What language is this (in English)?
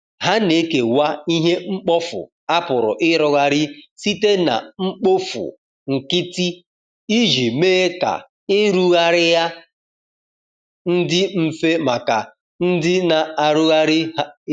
Igbo